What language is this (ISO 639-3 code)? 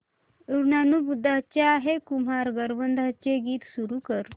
mar